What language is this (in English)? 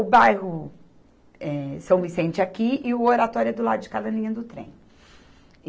Portuguese